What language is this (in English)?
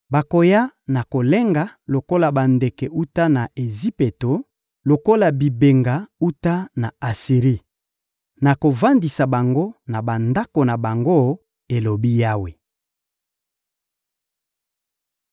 Lingala